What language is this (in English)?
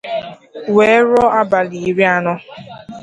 Igbo